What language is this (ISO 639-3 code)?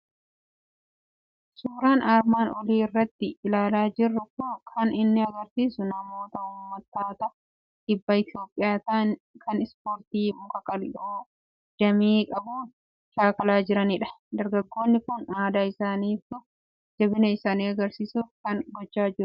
orm